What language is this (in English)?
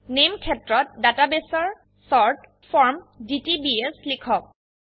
Assamese